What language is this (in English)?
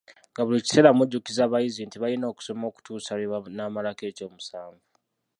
Ganda